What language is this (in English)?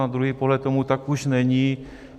Czech